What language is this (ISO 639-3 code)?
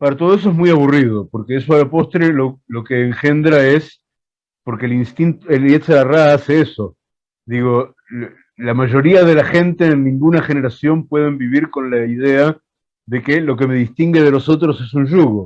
spa